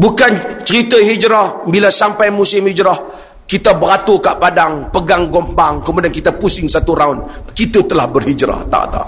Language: Malay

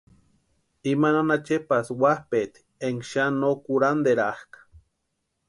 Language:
Western Highland Purepecha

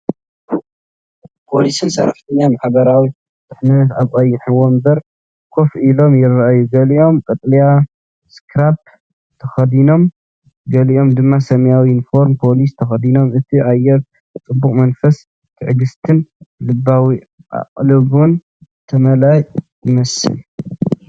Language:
Tigrinya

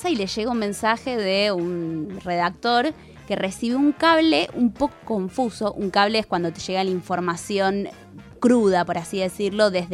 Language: Spanish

